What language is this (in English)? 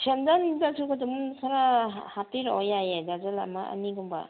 Manipuri